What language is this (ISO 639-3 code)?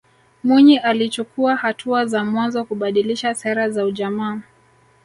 swa